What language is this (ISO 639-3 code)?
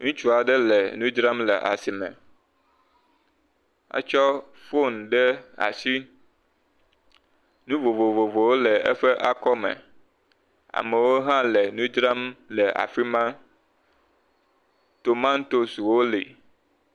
ewe